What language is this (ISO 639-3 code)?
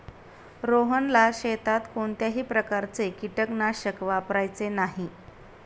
mar